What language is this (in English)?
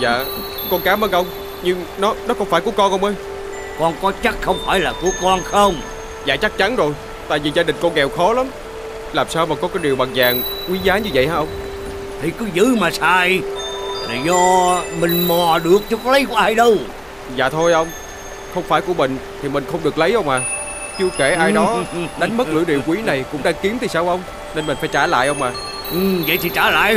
Vietnamese